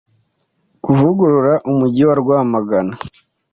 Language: Kinyarwanda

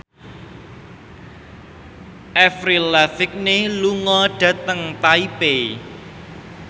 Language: Javanese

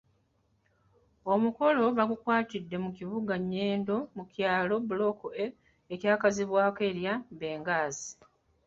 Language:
Ganda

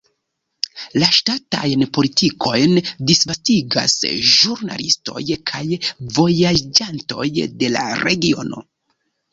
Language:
Esperanto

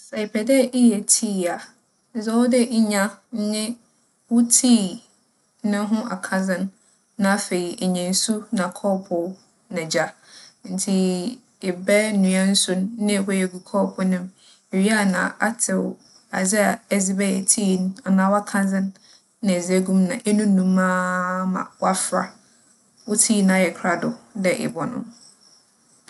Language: Akan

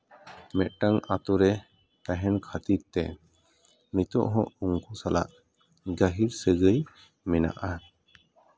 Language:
Santali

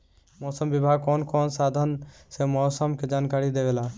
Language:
Bhojpuri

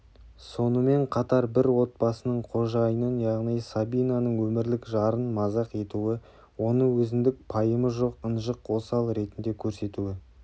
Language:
Kazakh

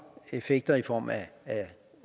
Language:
Danish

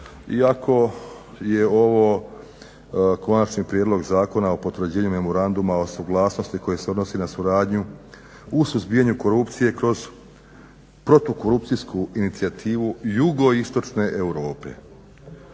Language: Croatian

